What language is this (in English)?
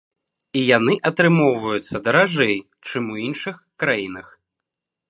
Belarusian